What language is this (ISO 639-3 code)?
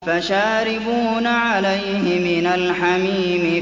ara